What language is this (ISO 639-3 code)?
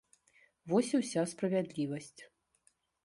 bel